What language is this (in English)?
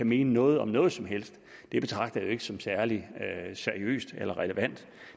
Danish